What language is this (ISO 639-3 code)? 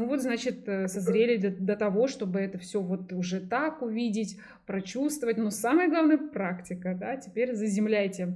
rus